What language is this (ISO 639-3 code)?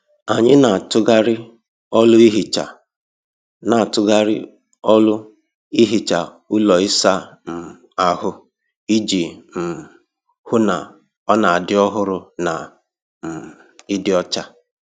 ibo